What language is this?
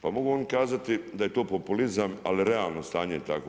Croatian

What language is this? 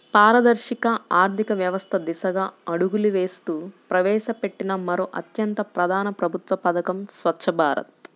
Telugu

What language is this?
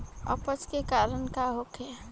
Bhojpuri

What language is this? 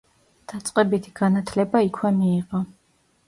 Georgian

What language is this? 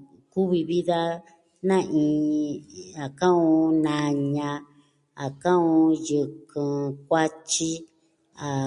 Southwestern Tlaxiaco Mixtec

